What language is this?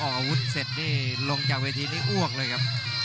Thai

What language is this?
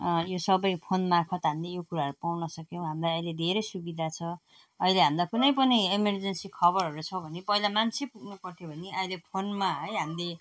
Nepali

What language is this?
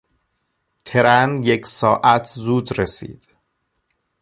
Persian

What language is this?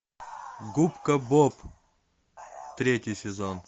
Russian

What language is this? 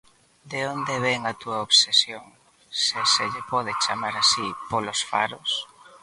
Galician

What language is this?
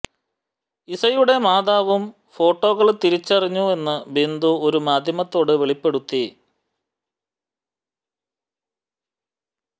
Malayalam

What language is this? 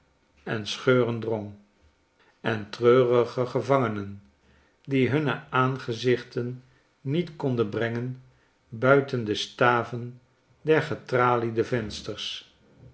Dutch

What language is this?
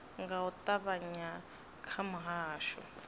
Venda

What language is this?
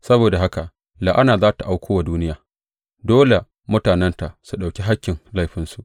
Hausa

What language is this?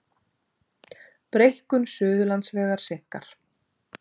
Icelandic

